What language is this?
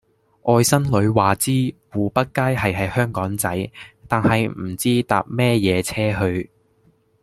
Cantonese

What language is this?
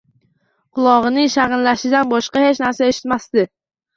Uzbek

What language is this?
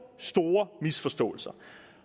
Danish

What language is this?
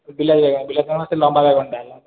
Odia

